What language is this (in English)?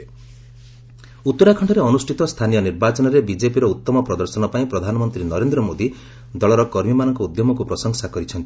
Odia